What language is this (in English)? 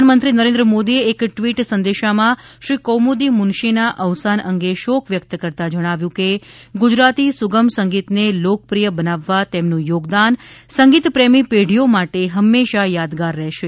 Gujarati